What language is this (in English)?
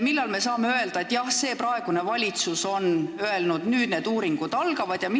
Estonian